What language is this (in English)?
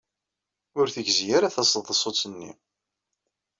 Kabyle